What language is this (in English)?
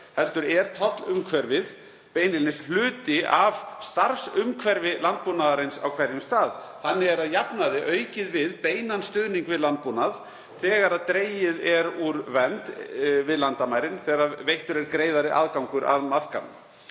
Icelandic